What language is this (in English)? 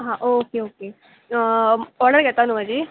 Konkani